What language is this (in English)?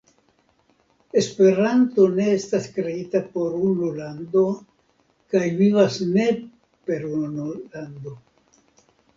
Esperanto